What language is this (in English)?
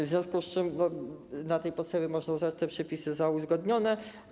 Polish